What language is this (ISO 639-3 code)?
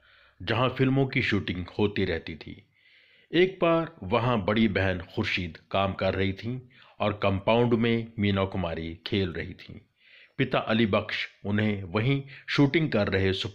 hin